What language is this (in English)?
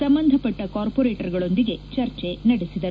Kannada